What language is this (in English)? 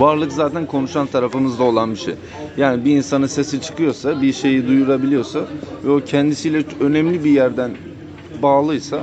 Turkish